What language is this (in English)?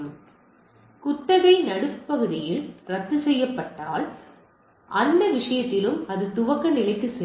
Tamil